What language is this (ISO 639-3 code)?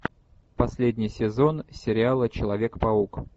rus